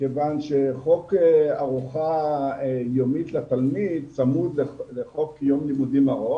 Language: Hebrew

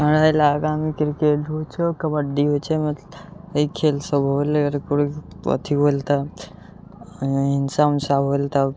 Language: Maithili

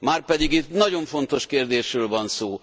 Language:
Hungarian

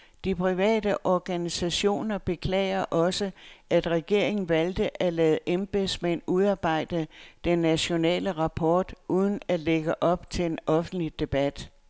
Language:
Danish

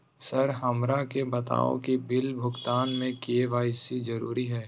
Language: Magahi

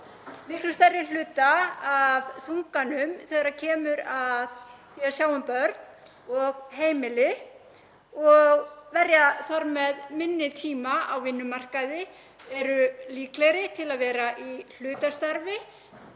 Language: Icelandic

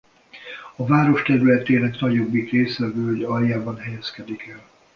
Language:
Hungarian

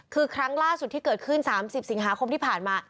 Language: Thai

